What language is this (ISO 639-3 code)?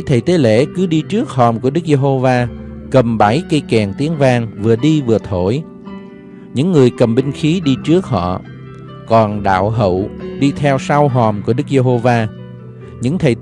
vie